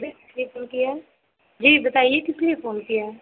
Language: Hindi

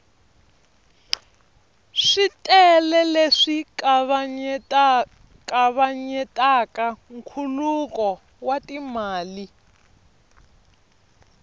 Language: Tsonga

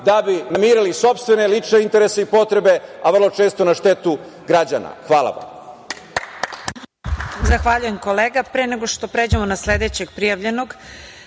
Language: Serbian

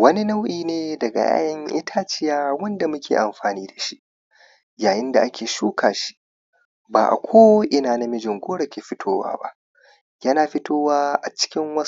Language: Hausa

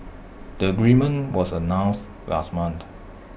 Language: English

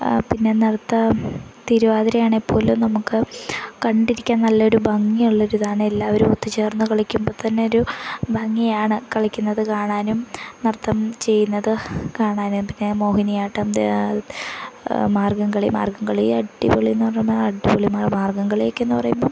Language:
Malayalam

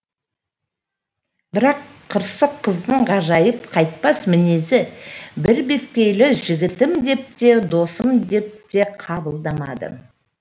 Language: Kazakh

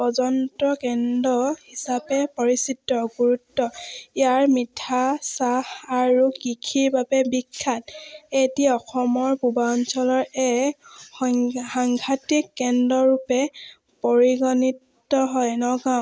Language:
Assamese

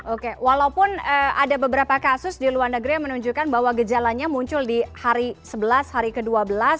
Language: Indonesian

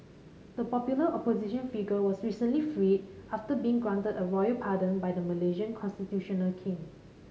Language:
English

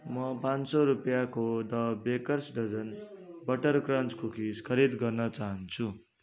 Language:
Nepali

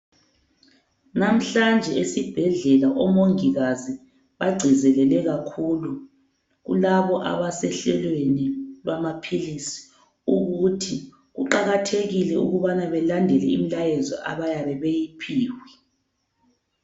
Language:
North Ndebele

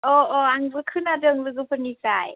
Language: Bodo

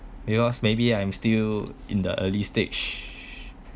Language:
English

